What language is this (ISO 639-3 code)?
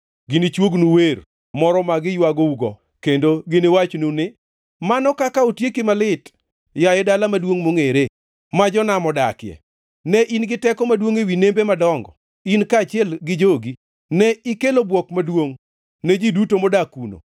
luo